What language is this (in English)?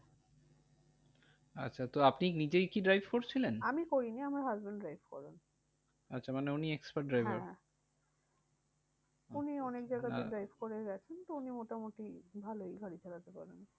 Bangla